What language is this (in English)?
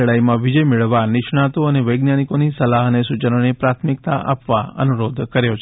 Gujarati